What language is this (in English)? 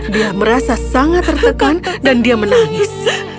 Indonesian